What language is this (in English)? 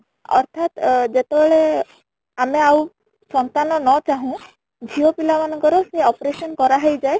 Odia